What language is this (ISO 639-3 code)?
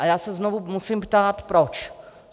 ces